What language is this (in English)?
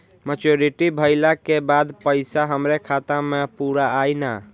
Bhojpuri